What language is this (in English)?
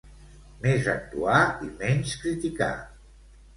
Catalan